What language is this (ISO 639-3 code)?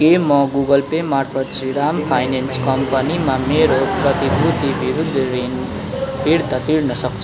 nep